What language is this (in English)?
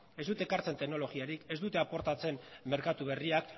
Basque